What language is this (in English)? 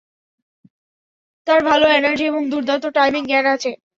Bangla